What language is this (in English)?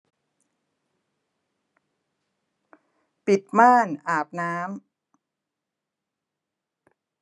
Thai